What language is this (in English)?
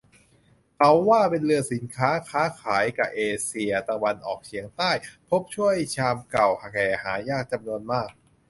Thai